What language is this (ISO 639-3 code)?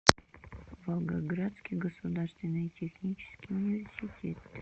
rus